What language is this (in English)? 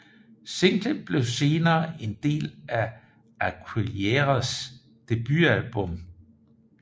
Danish